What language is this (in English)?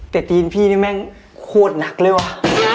Thai